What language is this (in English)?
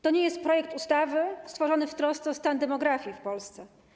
Polish